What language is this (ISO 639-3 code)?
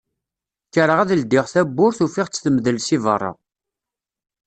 kab